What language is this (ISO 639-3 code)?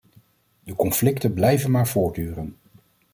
nld